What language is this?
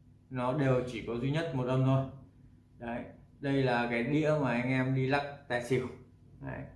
Vietnamese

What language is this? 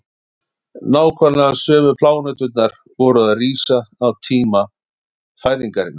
Icelandic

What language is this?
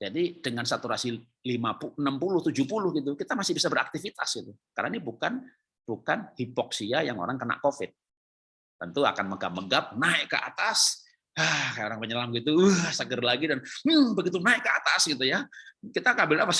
Indonesian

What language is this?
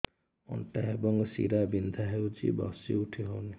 Odia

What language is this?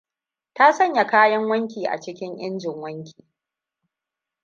Hausa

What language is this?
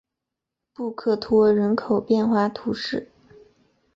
Chinese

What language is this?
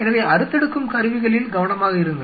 Tamil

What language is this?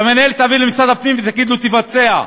Hebrew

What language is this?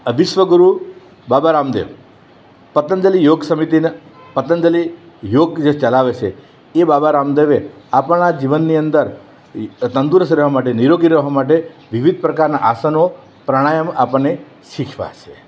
Gujarati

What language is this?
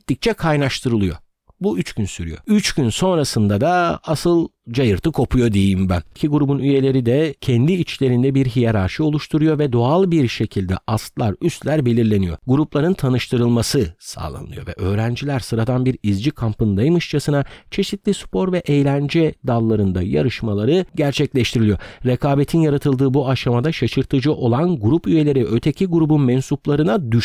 Turkish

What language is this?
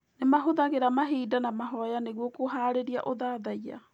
Kikuyu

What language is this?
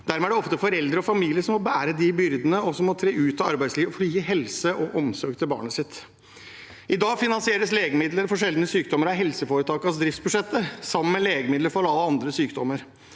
Norwegian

